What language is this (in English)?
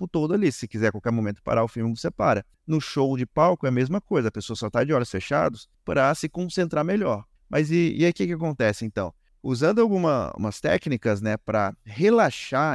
Portuguese